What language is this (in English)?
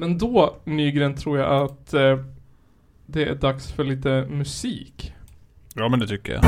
Swedish